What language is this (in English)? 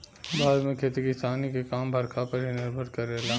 Bhojpuri